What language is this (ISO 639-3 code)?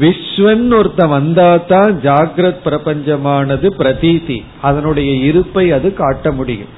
tam